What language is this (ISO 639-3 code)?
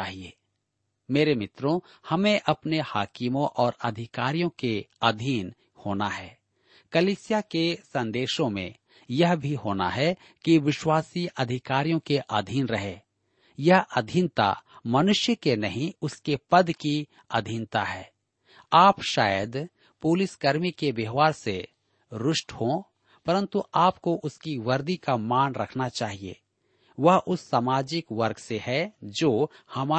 hin